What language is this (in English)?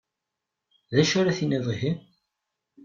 Kabyle